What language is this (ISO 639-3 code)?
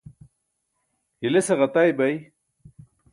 bsk